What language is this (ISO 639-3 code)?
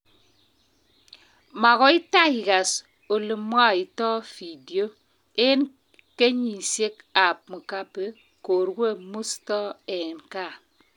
kln